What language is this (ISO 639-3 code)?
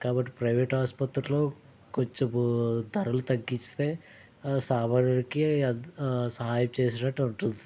tel